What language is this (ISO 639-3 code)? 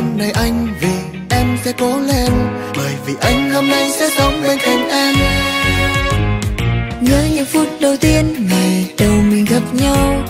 vie